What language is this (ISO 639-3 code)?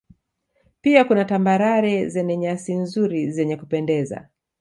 swa